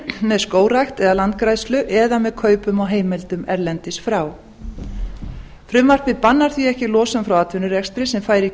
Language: Icelandic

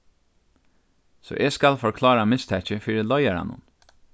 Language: Faroese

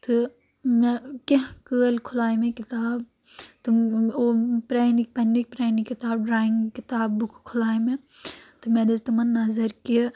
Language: Kashmiri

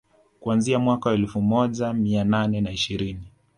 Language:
Swahili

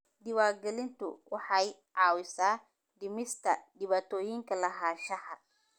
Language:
Somali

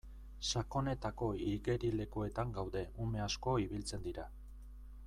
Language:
Basque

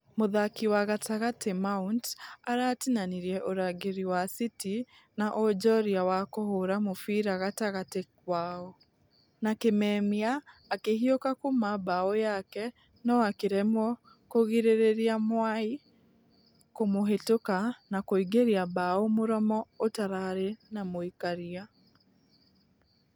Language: Kikuyu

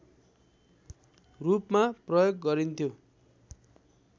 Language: Nepali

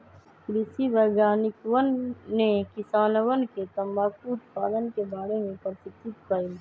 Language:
Magahi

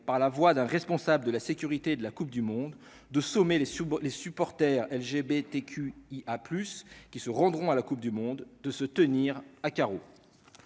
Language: French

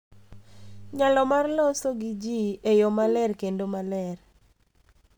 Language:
Luo (Kenya and Tanzania)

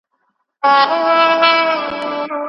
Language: Pashto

